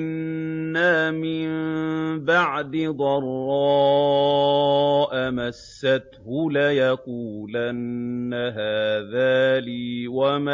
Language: Arabic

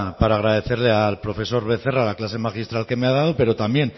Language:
Spanish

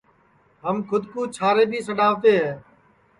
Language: Sansi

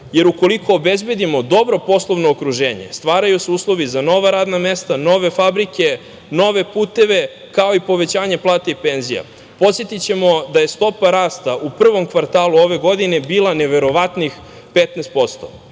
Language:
Serbian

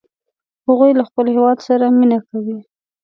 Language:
Pashto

